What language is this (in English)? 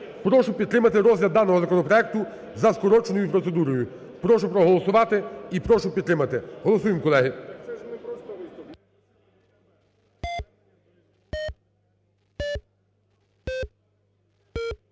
Ukrainian